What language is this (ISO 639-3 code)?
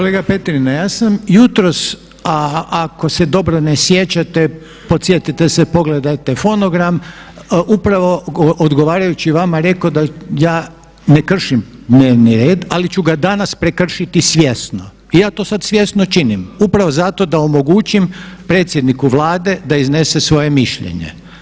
hrv